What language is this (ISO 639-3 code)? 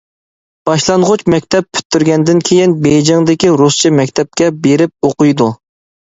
uig